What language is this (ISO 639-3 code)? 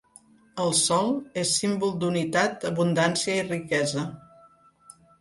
cat